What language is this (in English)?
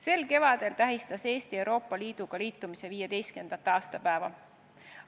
Estonian